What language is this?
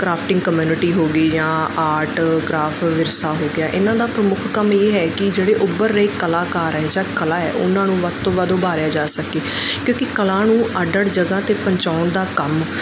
Punjabi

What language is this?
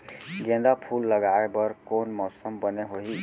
Chhattisgarhi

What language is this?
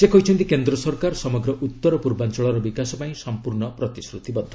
Odia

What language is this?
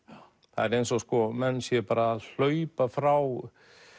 Icelandic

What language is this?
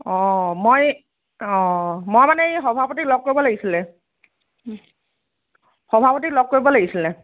Assamese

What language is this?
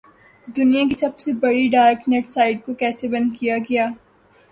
Urdu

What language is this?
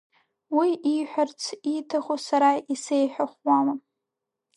Abkhazian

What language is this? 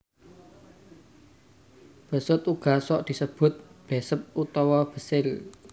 Javanese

